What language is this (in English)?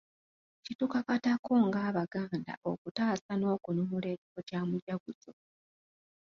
Ganda